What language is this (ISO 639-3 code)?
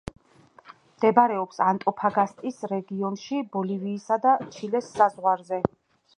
kat